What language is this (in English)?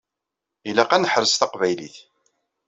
Kabyle